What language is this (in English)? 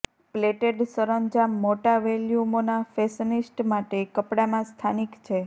Gujarati